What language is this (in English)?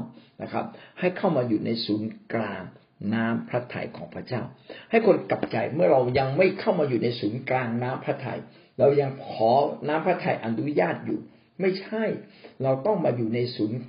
Thai